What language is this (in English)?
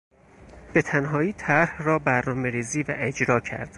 Persian